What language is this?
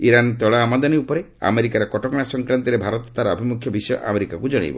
Odia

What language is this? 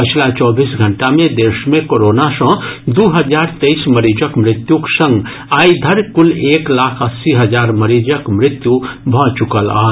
Maithili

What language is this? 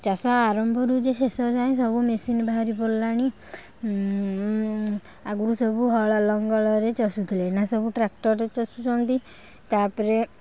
Odia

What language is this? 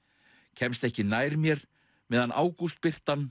Icelandic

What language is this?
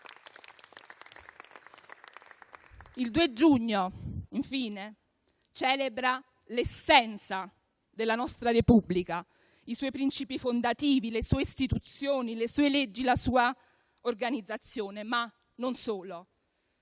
Italian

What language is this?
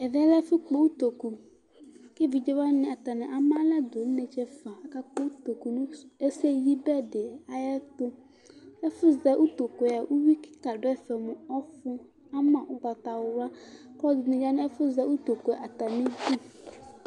Ikposo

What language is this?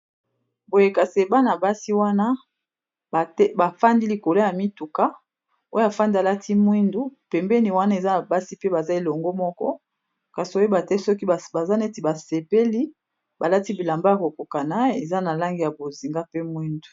Lingala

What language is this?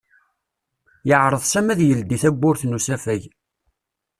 Kabyle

